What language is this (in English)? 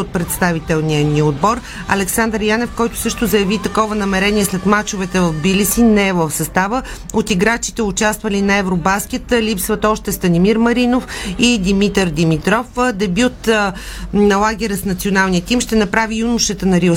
Bulgarian